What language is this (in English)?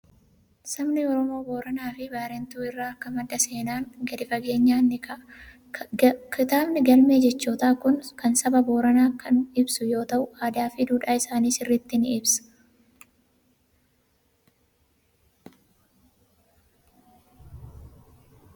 Oromo